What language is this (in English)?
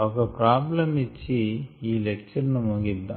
Telugu